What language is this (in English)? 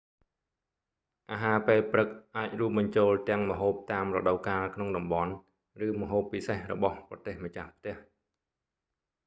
Khmer